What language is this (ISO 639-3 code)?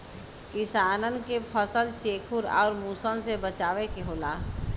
bho